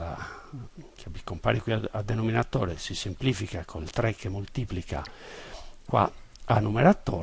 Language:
Italian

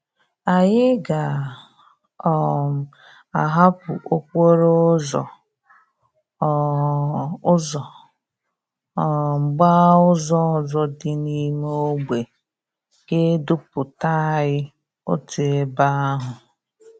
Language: Igbo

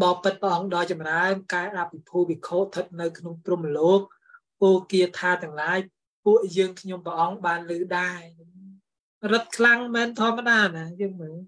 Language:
Thai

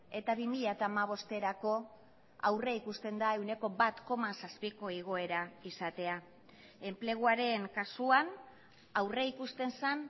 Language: Basque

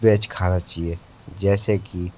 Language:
Hindi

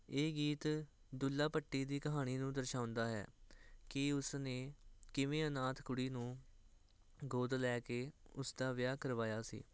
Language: Punjabi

